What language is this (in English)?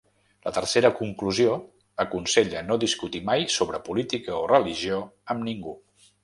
Catalan